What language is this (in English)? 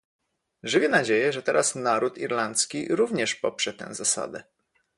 Polish